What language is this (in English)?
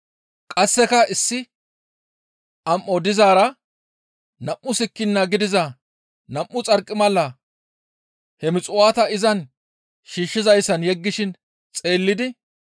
Gamo